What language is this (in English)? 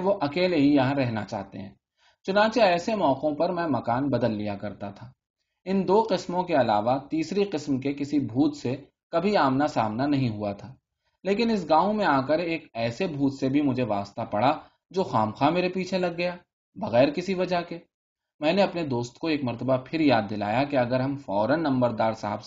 Urdu